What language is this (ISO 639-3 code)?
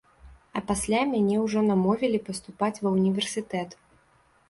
bel